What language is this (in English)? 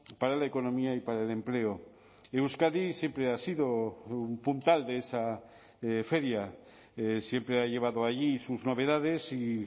Spanish